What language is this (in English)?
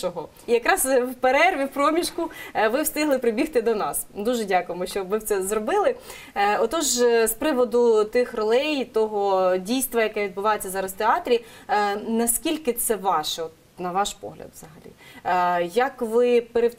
Ukrainian